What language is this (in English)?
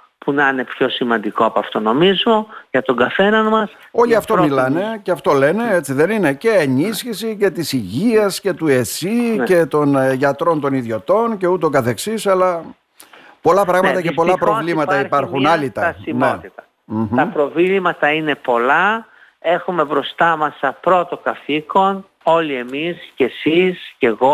Greek